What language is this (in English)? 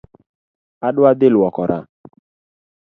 Luo (Kenya and Tanzania)